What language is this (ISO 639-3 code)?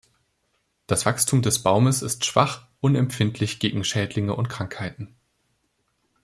deu